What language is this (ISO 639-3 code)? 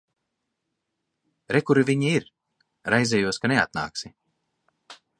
lav